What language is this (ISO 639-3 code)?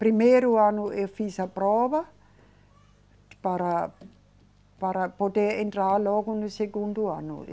por